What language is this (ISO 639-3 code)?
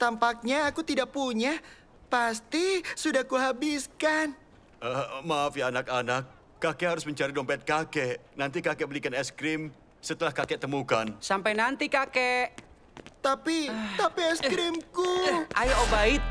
ind